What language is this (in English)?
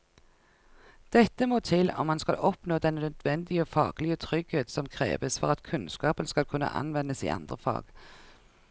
Norwegian